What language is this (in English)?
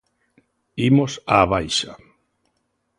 Galician